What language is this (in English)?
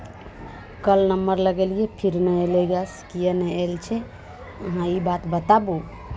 Maithili